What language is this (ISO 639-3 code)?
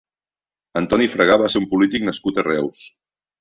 cat